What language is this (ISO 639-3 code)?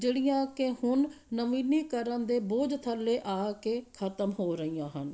pan